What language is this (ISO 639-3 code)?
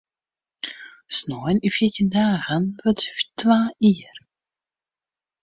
fry